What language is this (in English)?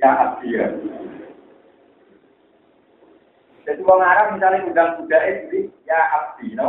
Malay